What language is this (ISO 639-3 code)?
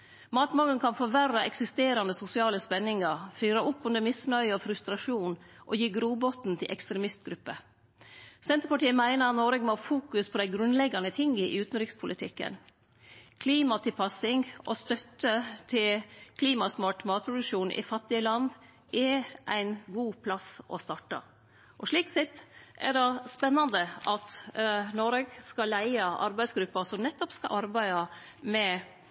nno